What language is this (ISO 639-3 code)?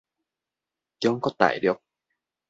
nan